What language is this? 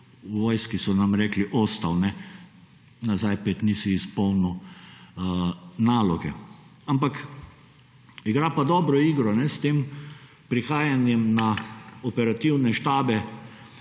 Slovenian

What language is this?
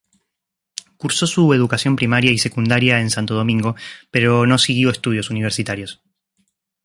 Spanish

